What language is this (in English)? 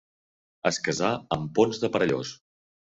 Catalan